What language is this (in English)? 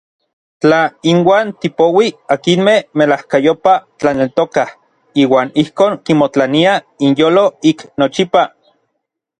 Orizaba Nahuatl